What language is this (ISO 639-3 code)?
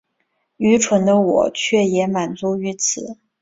zho